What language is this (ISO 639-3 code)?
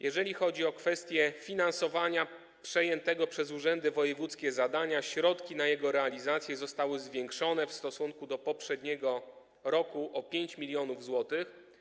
pol